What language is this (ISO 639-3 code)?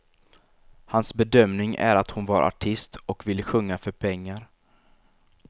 swe